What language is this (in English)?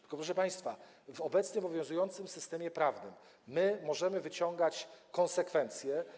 Polish